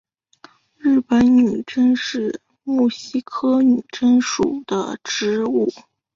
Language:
Chinese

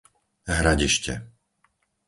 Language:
Slovak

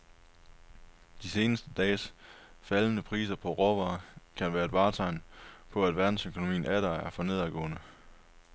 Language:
Danish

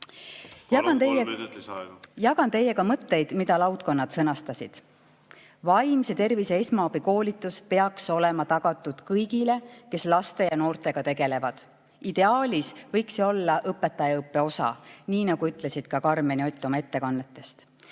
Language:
Estonian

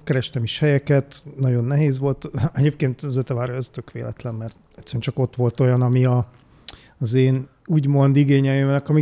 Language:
Hungarian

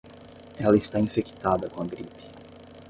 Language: Portuguese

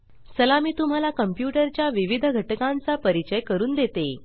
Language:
Marathi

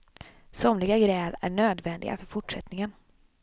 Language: Swedish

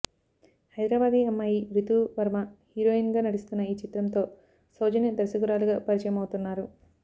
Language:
Telugu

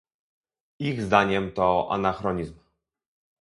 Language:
Polish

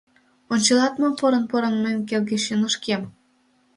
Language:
Mari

